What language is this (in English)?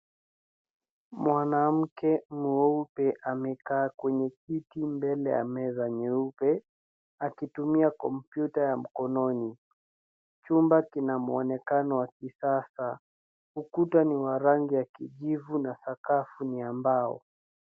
Swahili